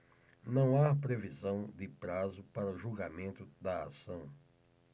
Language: Portuguese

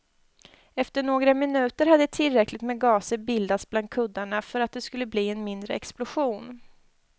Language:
Swedish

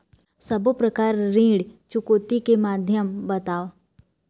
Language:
Chhattisgarhi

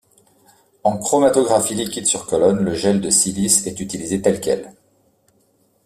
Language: French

